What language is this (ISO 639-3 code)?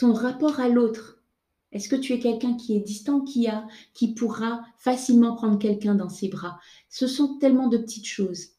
fra